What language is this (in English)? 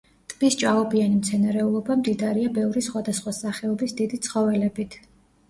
Georgian